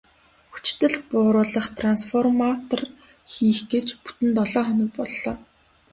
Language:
Mongolian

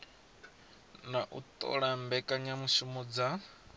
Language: Venda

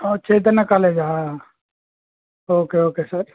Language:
Telugu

